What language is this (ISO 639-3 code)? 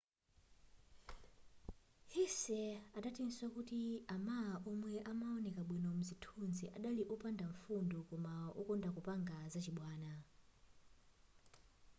nya